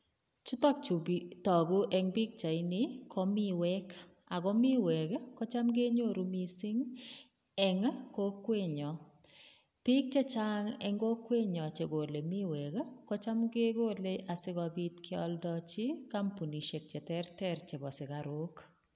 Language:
Kalenjin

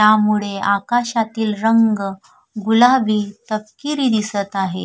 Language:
Marathi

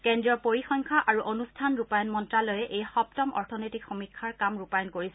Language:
Assamese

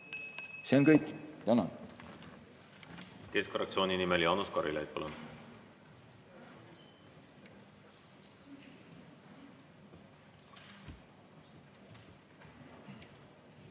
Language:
Estonian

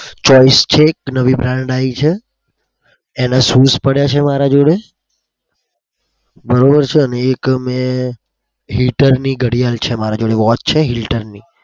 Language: Gujarati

